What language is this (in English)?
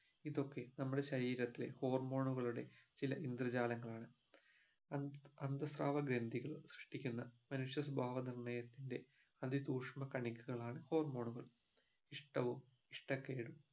Malayalam